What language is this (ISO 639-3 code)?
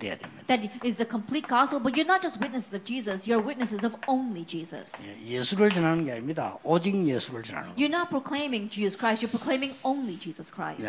kor